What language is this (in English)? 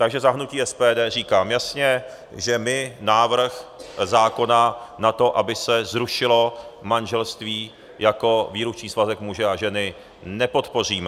Czech